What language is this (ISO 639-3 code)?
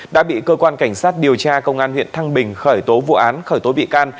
vie